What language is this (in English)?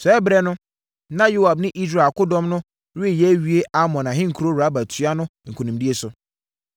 Akan